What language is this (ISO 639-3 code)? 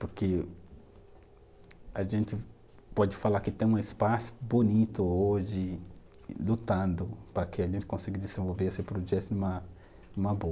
por